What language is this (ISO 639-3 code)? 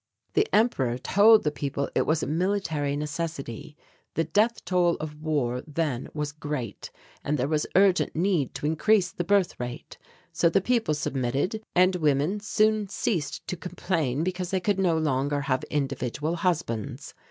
eng